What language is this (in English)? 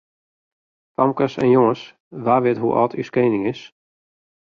Western Frisian